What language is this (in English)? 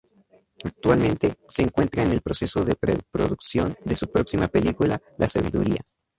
Spanish